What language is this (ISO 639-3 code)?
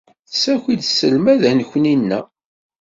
kab